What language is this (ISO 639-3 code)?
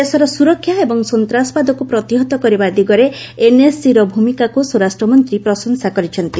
ori